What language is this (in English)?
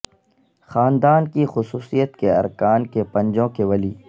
Urdu